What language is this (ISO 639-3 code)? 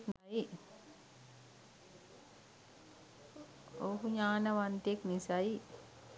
sin